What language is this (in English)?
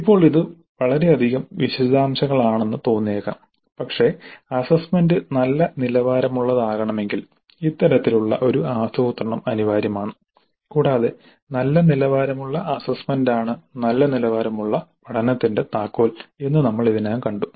Malayalam